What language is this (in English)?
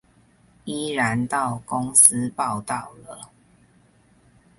Chinese